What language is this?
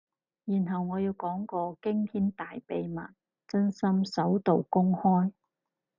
Cantonese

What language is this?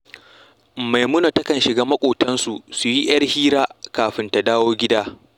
Hausa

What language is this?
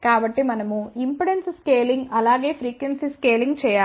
Telugu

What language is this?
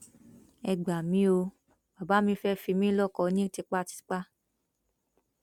Yoruba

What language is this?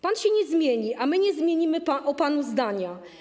Polish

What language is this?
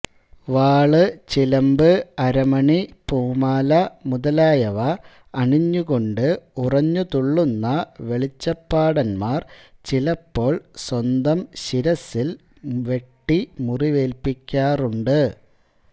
Malayalam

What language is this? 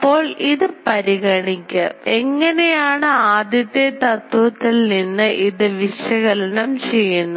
Malayalam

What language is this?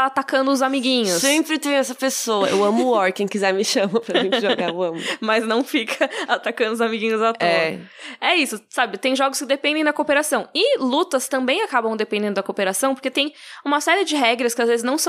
Portuguese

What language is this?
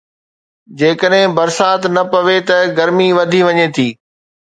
Sindhi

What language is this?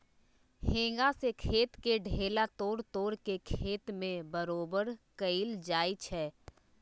Magahi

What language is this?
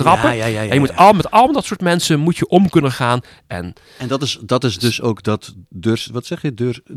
Dutch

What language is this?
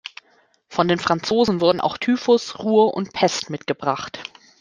German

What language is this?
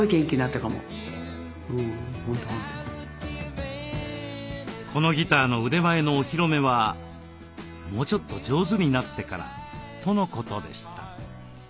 Japanese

